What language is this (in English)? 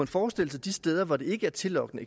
Danish